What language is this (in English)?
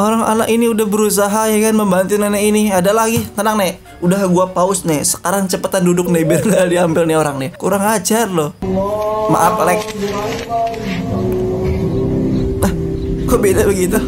Indonesian